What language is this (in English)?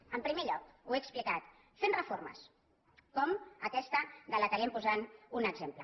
Catalan